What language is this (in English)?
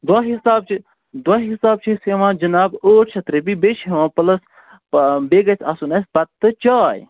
Kashmiri